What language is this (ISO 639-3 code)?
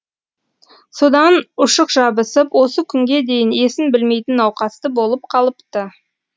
kaz